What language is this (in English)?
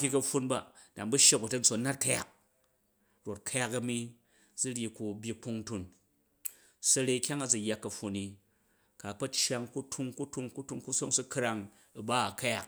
Jju